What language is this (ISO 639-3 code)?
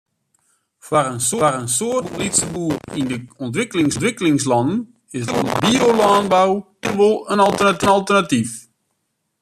fry